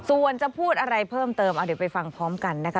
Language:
Thai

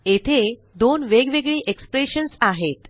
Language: Marathi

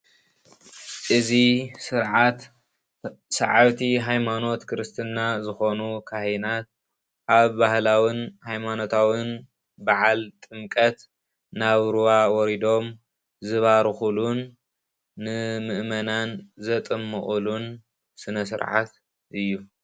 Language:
Tigrinya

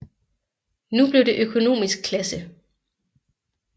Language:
Danish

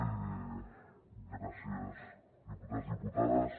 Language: Catalan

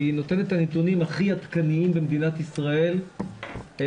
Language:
Hebrew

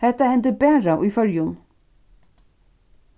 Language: Faroese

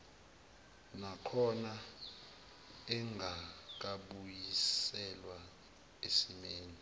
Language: Zulu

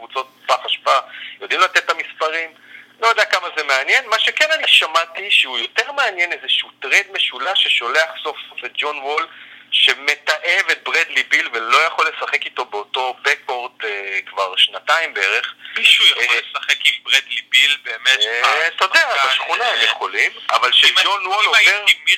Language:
Hebrew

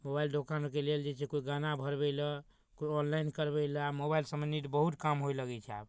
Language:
Maithili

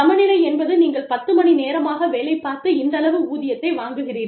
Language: Tamil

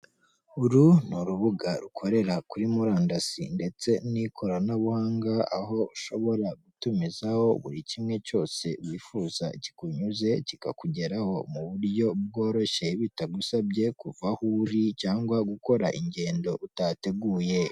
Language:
Kinyarwanda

